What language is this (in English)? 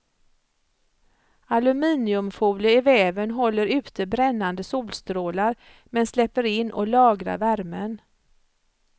Swedish